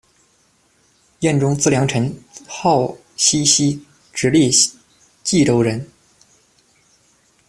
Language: Chinese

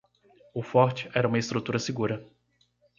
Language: Portuguese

